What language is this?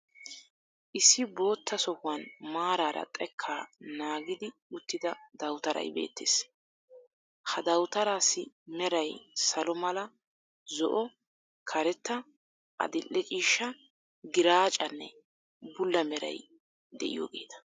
Wolaytta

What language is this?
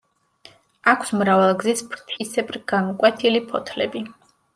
Georgian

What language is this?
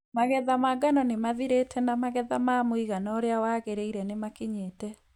Kikuyu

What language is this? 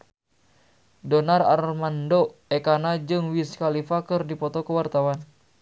Sundanese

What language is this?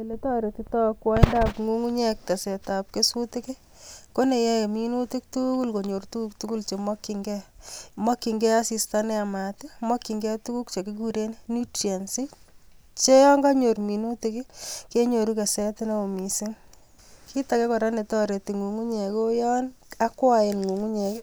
Kalenjin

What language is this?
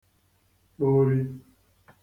Igbo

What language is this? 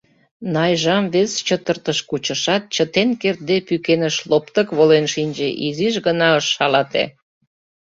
Mari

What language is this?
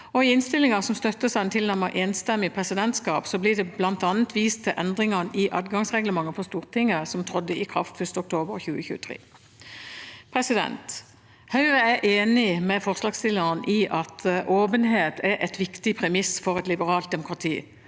Norwegian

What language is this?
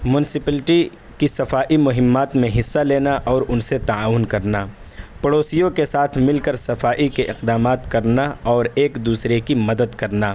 Urdu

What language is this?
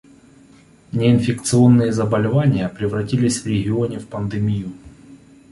Russian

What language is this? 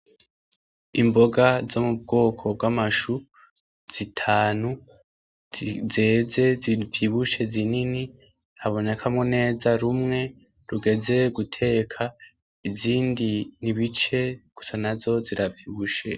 Rundi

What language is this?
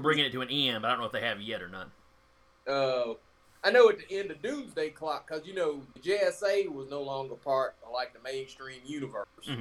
English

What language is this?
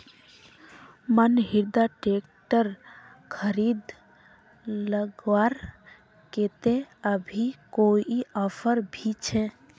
Magahi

